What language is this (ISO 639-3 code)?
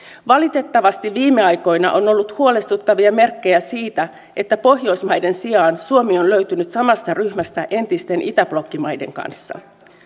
fin